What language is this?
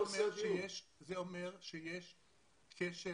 Hebrew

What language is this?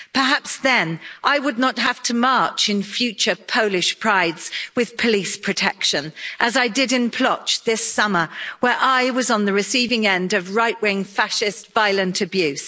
English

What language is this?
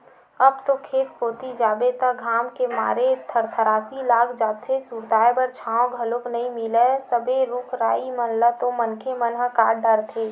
Chhattisgarhi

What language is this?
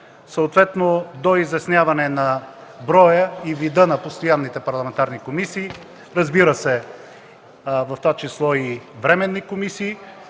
Bulgarian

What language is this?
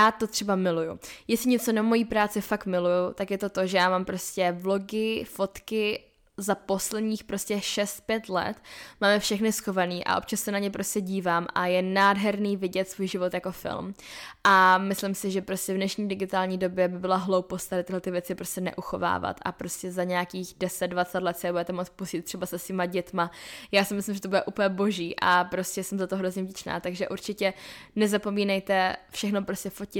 Czech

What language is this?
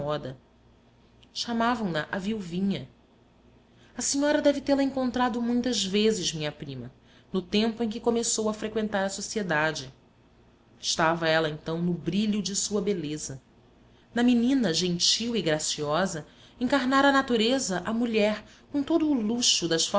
Portuguese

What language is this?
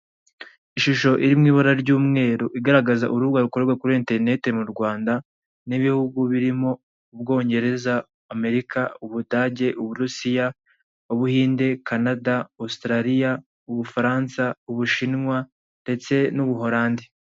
Kinyarwanda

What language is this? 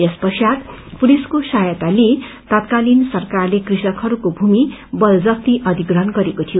Nepali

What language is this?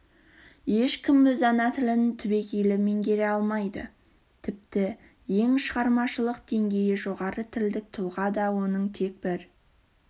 Kazakh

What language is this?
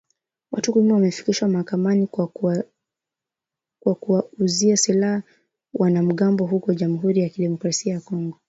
Swahili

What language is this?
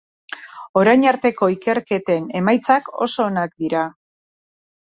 Basque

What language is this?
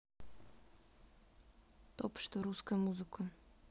Russian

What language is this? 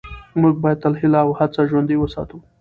Pashto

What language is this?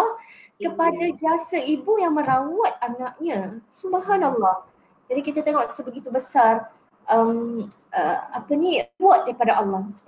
Malay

